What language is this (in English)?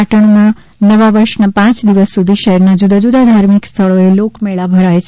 Gujarati